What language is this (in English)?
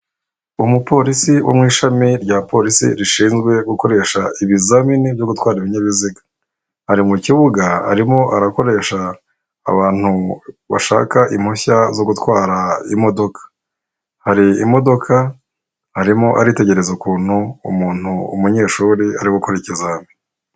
Kinyarwanda